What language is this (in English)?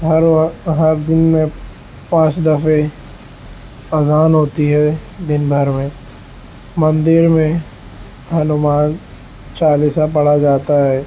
Urdu